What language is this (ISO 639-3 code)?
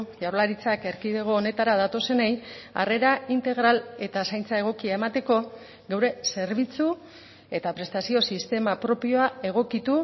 eus